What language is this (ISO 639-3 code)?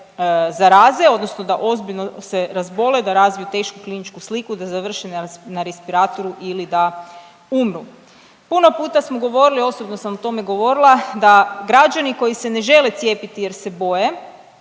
hrv